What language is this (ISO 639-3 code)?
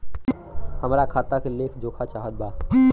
bho